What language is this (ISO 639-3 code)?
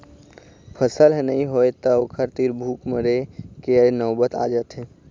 hne